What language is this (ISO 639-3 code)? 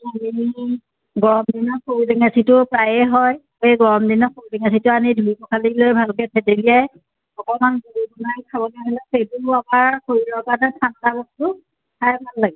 asm